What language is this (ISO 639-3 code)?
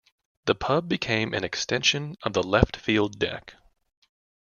eng